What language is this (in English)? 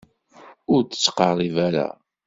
Kabyle